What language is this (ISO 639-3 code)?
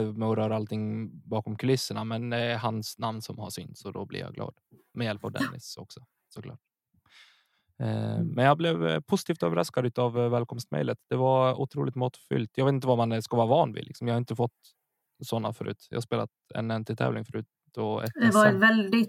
swe